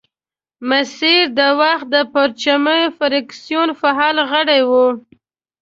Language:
Pashto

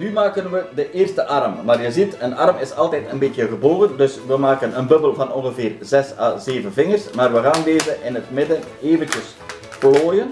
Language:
Dutch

